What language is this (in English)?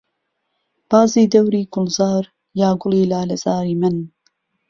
Central Kurdish